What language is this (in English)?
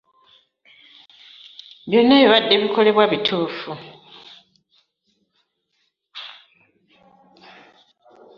Ganda